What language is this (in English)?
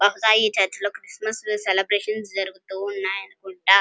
Telugu